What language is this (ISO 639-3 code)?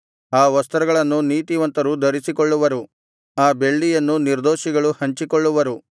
kan